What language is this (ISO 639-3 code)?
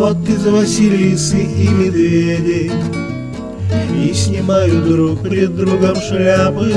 rus